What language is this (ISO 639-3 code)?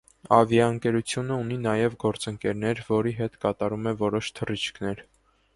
hye